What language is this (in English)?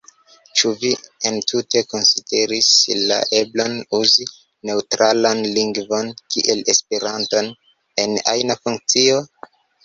Esperanto